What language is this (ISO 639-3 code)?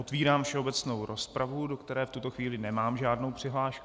ces